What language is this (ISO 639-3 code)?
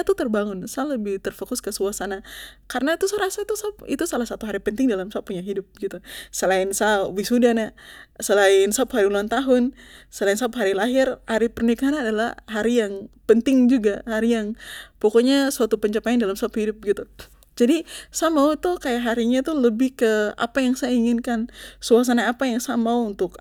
pmy